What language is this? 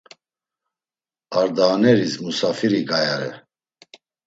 Laz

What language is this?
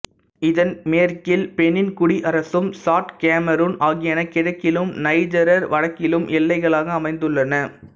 Tamil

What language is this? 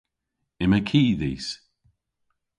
Cornish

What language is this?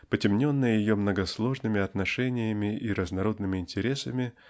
Russian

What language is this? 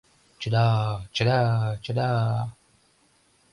Mari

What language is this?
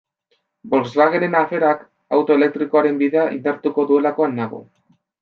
Basque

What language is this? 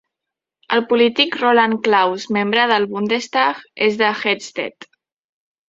Catalan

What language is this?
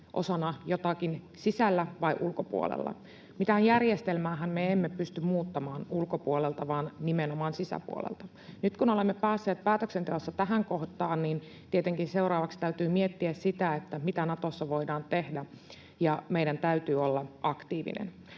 Finnish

